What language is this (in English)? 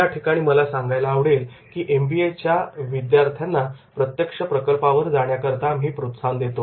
Marathi